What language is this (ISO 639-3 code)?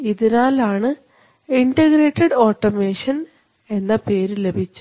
mal